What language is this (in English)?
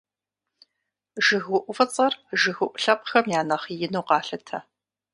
Kabardian